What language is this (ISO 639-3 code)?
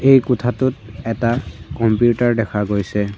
asm